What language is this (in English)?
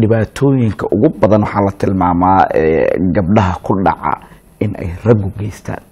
Arabic